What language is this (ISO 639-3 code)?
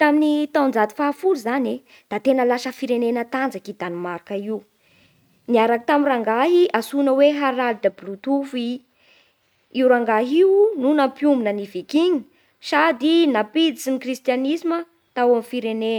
bhr